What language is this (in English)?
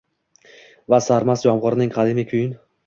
Uzbek